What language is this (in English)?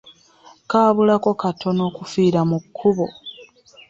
Ganda